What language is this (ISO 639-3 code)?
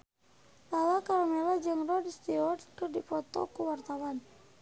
sun